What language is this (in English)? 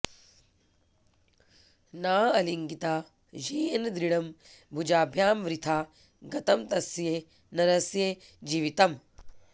Sanskrit